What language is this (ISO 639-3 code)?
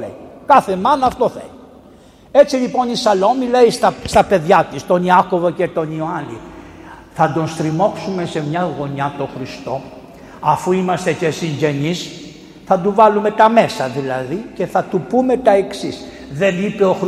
ell